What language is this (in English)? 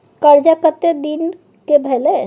Maithili